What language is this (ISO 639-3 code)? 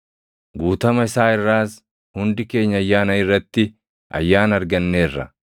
orm